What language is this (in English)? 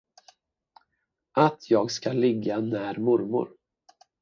Swedish